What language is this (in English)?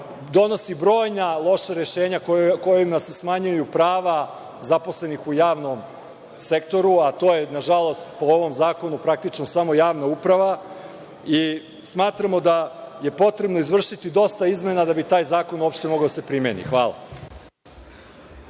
Serbian